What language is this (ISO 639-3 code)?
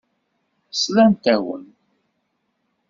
kab